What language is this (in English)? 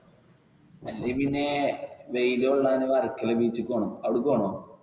Malayalam